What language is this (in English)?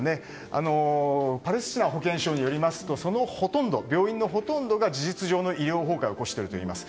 Japanese